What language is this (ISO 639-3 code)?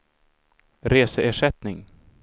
swe